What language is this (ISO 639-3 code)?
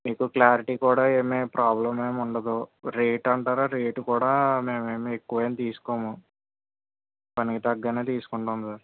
tel